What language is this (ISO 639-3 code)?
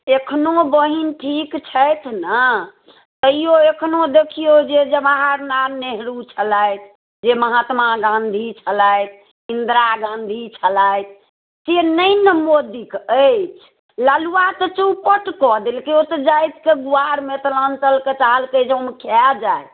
mai